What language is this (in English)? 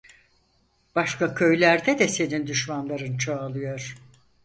Turkish